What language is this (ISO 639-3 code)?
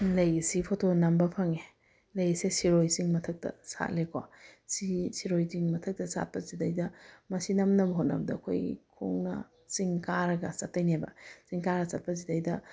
mni